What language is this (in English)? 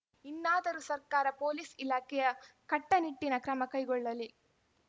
Kannada